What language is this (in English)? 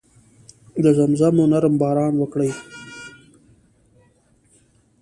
Pashto